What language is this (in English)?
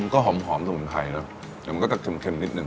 Thai